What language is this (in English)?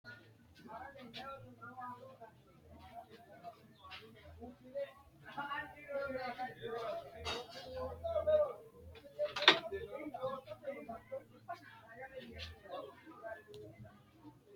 Sidamo